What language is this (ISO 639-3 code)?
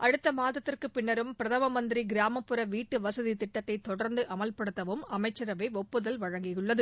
tam